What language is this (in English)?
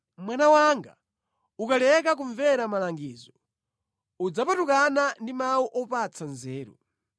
Nyanja